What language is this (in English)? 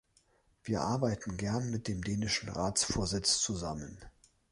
German